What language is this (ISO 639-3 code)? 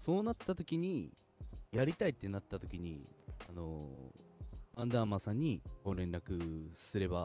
jpn